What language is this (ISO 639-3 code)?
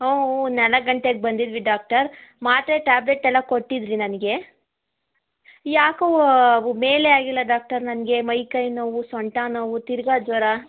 kan